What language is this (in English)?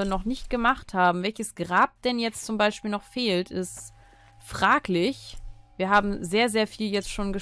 German